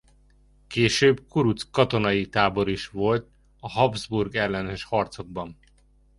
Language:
Hungarian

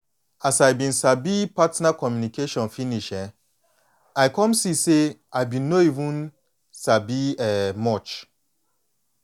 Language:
Nigerian Pidgin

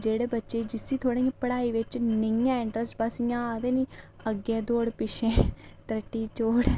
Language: Dogri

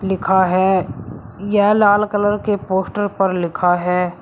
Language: Hindi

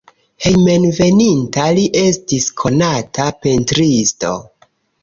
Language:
Esperanto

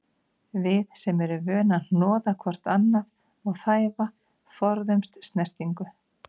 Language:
Icelandic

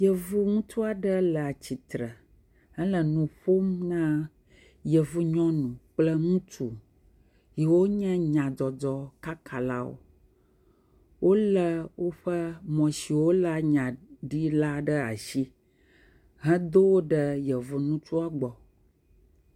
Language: Ewe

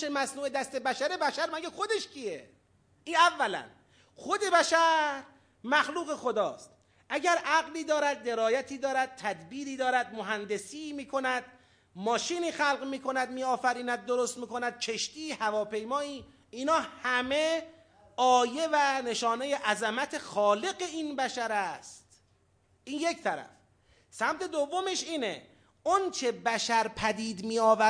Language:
Persian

